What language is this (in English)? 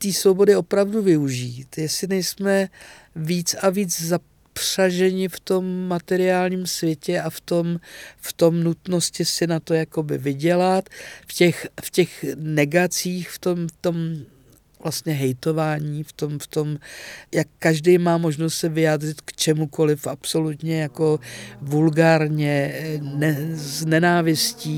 Czech